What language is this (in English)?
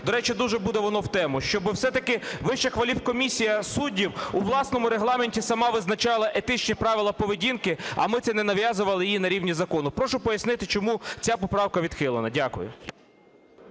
Ukrainian